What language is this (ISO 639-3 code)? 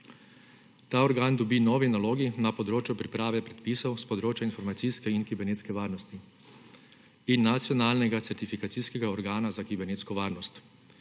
slv